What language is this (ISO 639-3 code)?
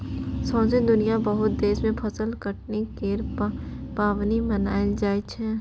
mai